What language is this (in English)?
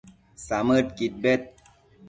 Matsés